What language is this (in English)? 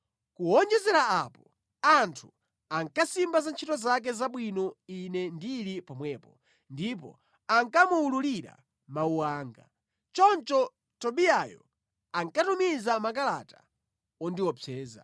Nyanja